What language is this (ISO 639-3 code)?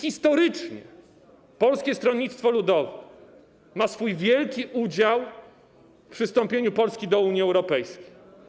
pol